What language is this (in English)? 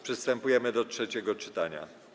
Polish